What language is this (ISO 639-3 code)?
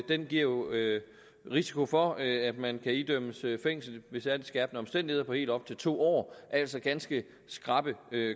dan